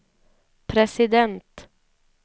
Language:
Swedish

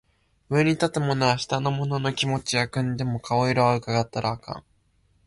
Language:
Japanese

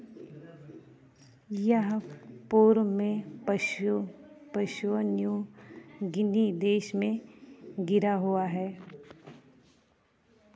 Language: Hindi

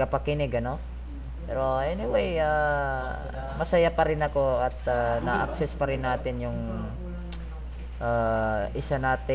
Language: Filipino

